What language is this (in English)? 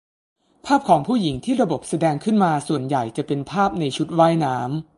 Thai